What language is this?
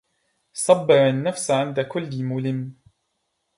Arabic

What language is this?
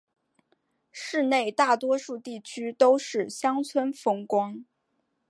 Chinese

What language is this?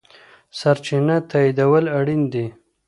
Pashto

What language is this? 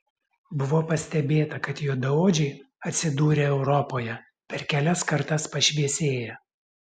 Lithuanian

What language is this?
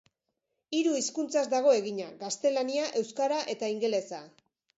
Basque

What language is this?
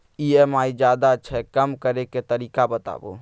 Maithili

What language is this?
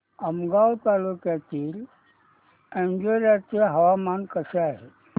Marathi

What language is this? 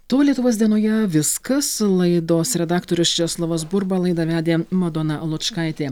Lithuanian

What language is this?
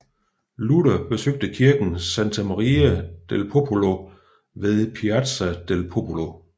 Danish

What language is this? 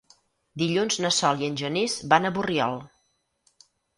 Catalan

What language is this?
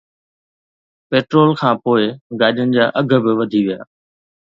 Sindhi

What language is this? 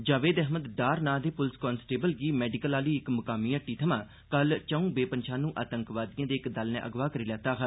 Dogri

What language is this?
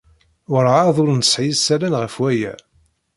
Kabyle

